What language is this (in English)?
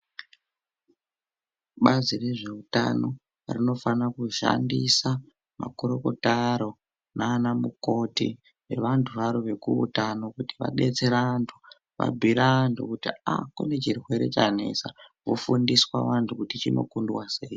Ndau